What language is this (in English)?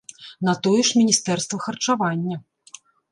Belarusian